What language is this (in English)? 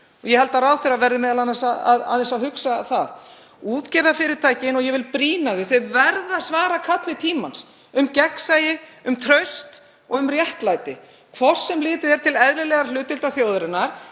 Icelandic